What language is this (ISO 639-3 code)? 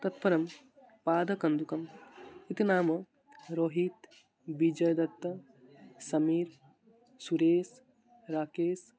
san